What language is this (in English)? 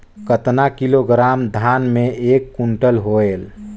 Chhattisgarhi